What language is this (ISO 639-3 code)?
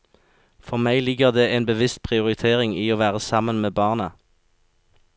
nor